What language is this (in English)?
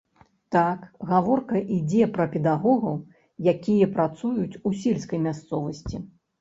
Belarusian